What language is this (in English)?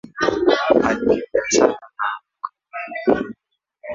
Swahili